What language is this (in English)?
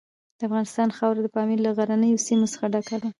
Pashto